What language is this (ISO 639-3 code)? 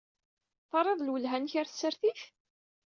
kab